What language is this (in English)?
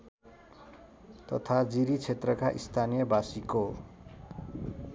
Nepali